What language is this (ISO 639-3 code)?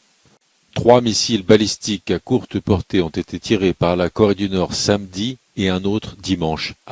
fra